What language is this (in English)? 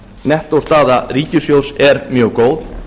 Icelandic